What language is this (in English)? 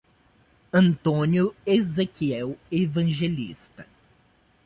Portuguese